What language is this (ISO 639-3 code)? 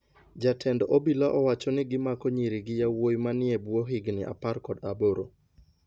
luo